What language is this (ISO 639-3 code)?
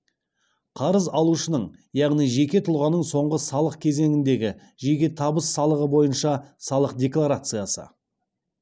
kaz